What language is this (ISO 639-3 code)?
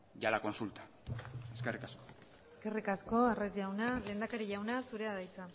eus